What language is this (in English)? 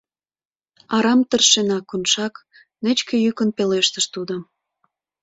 Mari